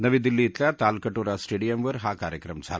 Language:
Marathi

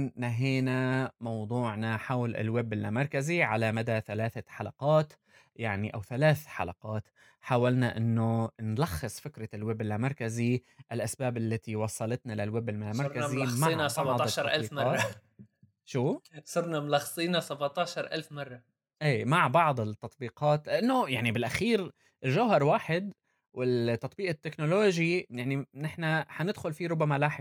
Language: Arabic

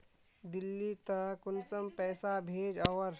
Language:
Magahi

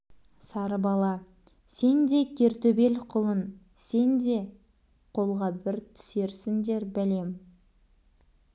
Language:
Kazakh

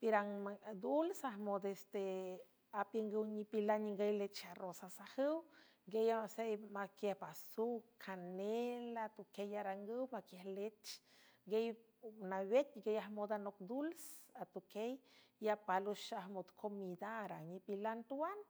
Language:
San Francisco Del Mar Huave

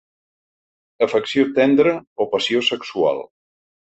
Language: Catalan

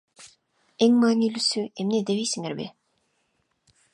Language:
Kyrgyz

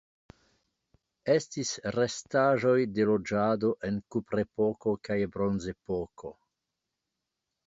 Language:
Esperanto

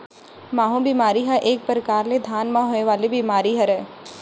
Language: Chhattisgarhi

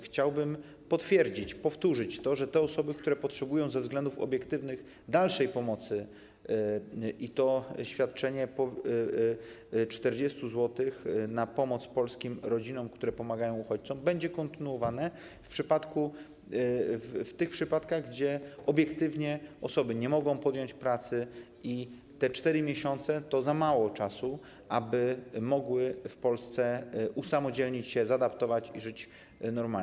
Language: Polish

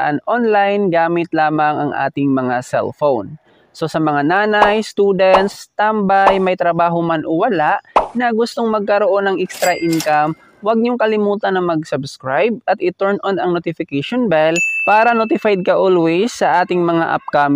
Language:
Filipino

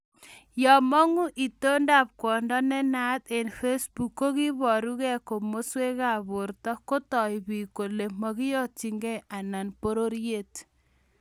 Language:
Kalenjin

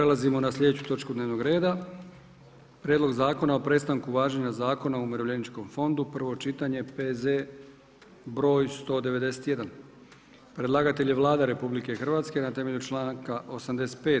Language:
Croatian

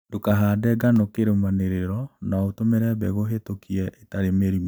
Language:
Kikuyu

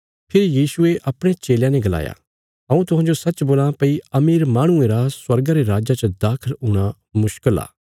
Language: Bilaspuri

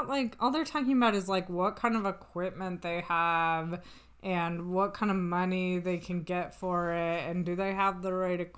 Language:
English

